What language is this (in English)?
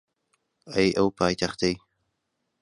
Central Kurdish